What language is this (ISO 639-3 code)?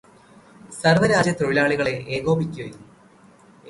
mal